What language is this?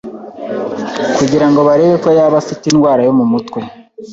Kinyarwanda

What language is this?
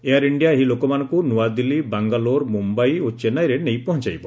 Odia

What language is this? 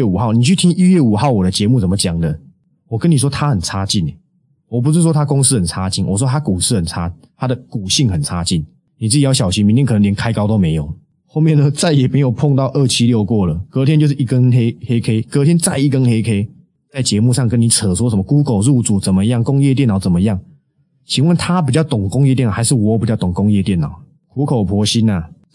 Chinese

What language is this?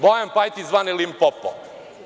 Serbian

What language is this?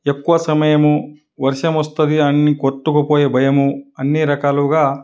Telugu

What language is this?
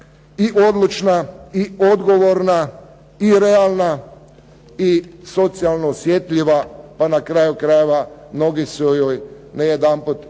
Croatian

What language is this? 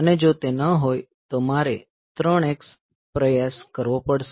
Gujarati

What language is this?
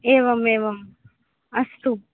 Sanskrit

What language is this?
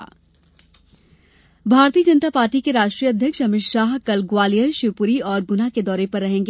Hindi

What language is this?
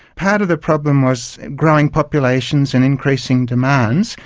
English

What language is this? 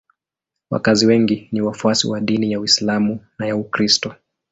Swahili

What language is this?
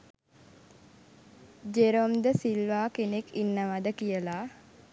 Sinhala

